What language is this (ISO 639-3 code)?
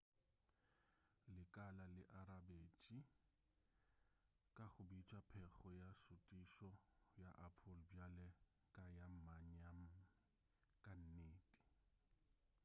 nso